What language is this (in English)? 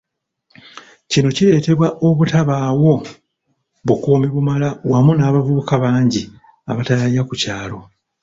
Ganda